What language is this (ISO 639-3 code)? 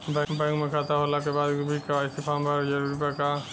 bho